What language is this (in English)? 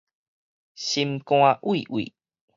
Min Nan Chinese